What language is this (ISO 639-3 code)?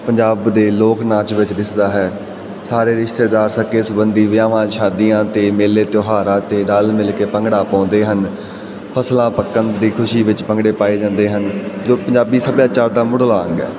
pan